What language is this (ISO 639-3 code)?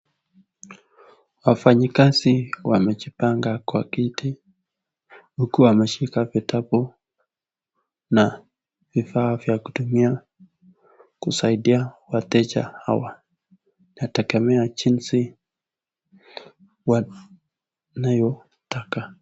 swa